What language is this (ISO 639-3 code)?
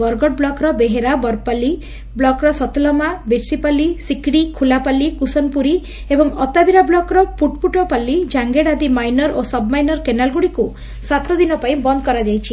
ori